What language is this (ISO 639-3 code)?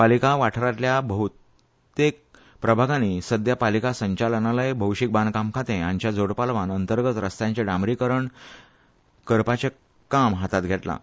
kok